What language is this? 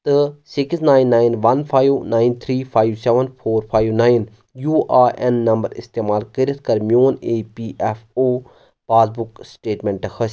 Kashmiri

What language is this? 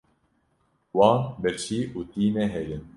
Kurdish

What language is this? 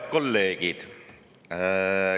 Estonian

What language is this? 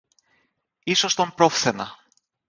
Greek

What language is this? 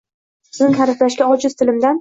Uzbek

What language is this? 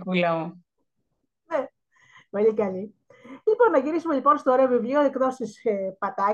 Greek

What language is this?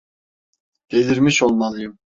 Turkish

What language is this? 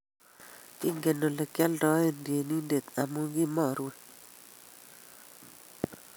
Kalenjin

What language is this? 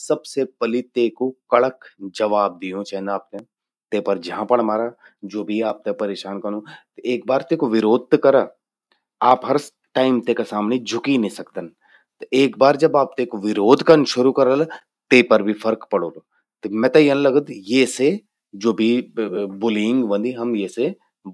Garhwali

